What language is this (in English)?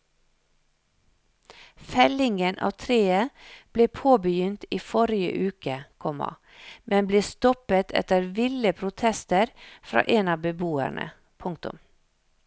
Norwegian